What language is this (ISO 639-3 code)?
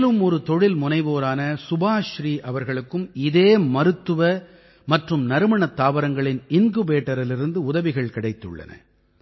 tam